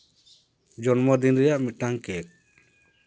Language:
Santali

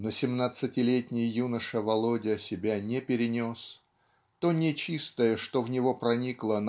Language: Russian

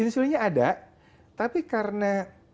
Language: Indonesian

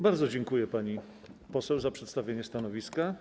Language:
Polish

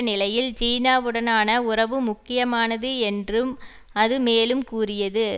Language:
Tamil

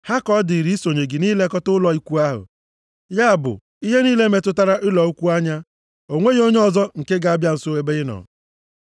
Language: Igbo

